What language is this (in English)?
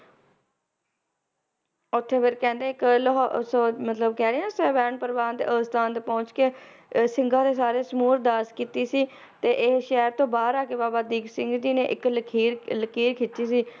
Punjabi